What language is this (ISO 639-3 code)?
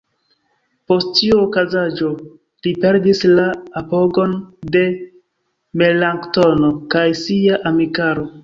epo